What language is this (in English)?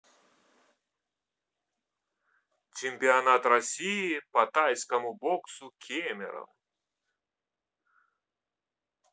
Russian